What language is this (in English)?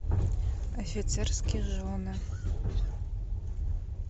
Russian